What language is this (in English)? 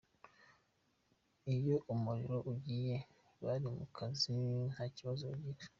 Kinyarwanda